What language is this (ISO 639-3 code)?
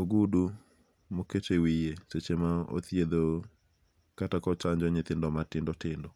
luo